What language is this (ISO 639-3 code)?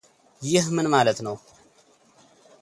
amh